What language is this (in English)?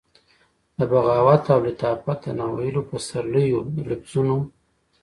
Pashto